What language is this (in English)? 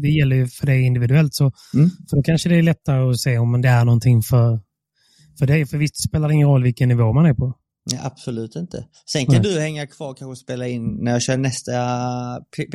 Swedish